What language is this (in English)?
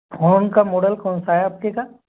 Hindi